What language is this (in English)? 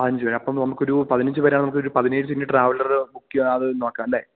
Malayalam